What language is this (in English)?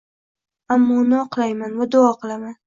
Uzbek